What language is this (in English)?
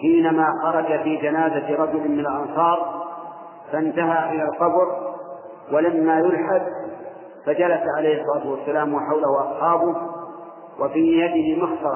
Arabic